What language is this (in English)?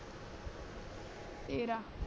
Punjabi